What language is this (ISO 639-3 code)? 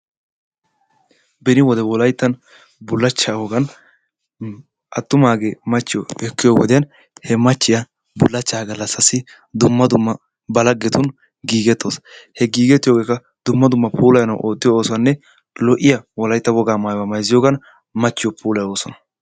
wal